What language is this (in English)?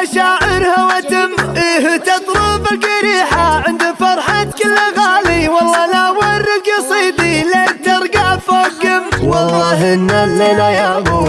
Arabic